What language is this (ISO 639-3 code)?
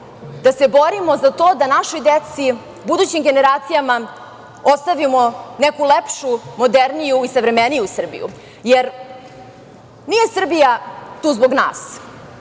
srp